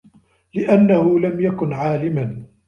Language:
Arabic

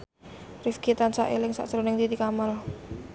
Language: Javanese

